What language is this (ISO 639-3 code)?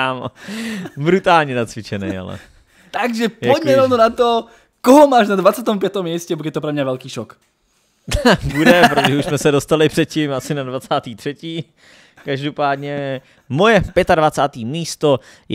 ces